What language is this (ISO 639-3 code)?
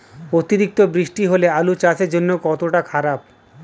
ben